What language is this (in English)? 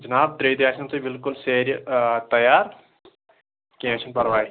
Kashmiri